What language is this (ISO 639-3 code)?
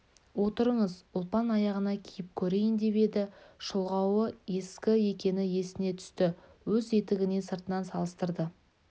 kaz